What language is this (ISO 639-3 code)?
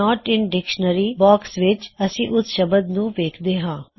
pan